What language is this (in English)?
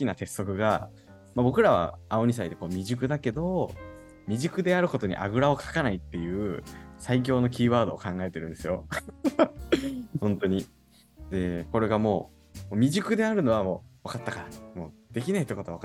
Japanese